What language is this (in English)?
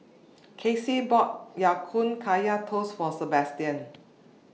English